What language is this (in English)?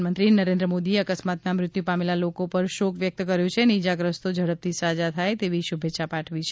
Gujarati